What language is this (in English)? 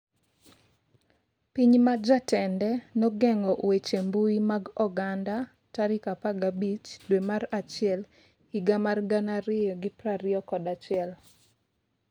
Luo (Kenya and Tanzania)